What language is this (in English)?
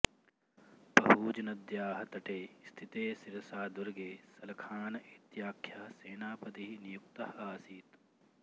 Sanskrit